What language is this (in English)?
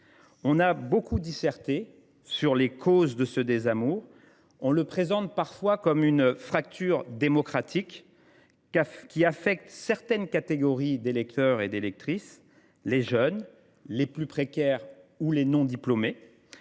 French